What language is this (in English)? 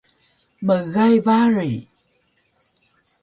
Taroko